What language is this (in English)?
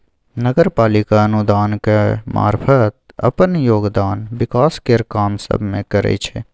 Maithili